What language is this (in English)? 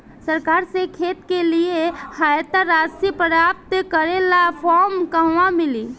Bhojpuri